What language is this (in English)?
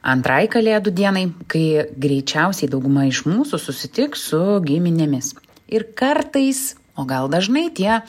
Lithuanian